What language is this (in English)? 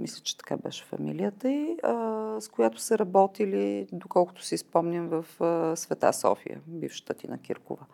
Bulgarian